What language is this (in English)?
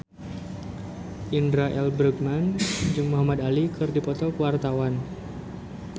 Sundanese